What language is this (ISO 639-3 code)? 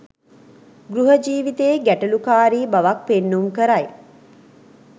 sin